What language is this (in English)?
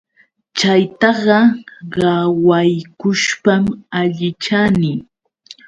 Yauyos Quechua